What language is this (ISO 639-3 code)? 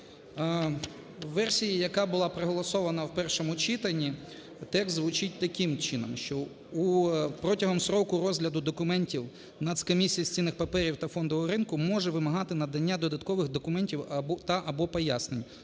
ukr